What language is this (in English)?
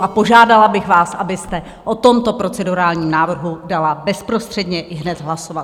Czech